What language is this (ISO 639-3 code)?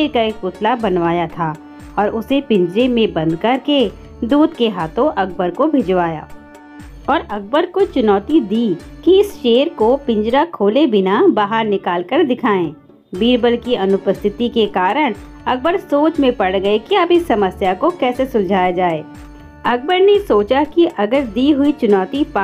hin